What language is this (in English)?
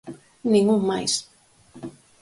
Galician